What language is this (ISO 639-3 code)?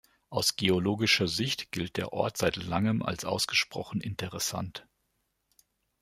deu